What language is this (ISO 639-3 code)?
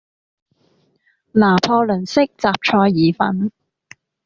yue